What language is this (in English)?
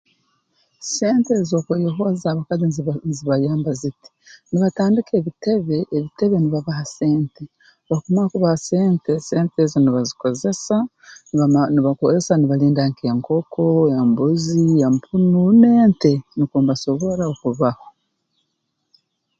Tooro